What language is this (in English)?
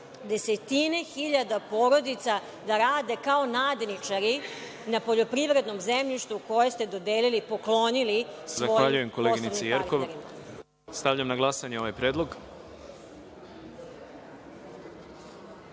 Serbian